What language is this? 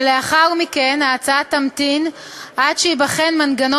Hebrew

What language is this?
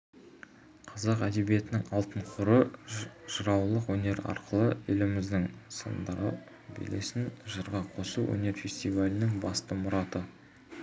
Kazakh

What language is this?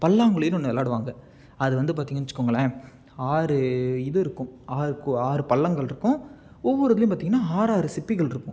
Tamil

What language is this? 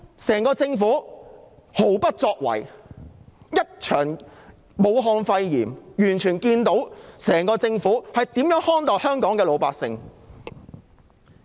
Cantonese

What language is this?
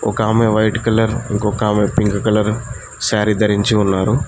Telugu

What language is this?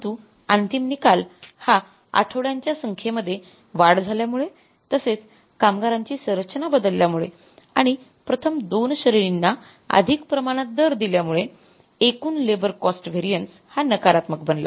Marathi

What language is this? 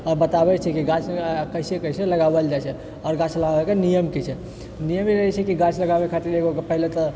Maithili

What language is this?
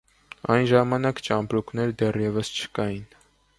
Armenian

